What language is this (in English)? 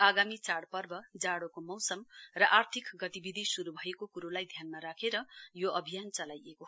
Nepali